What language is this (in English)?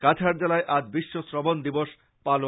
Bangla